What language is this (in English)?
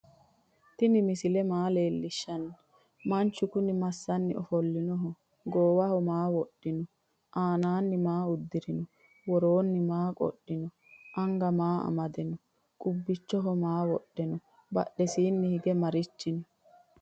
Sidamo